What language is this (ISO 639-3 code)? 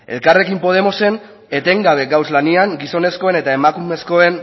eus